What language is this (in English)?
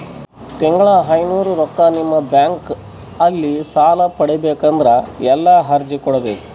Kannada